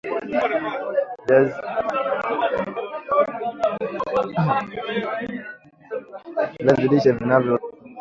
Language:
Swahili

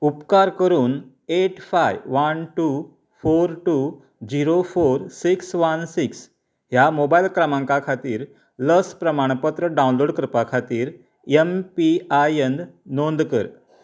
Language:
Konkani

